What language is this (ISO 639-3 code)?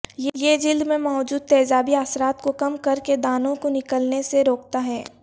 urd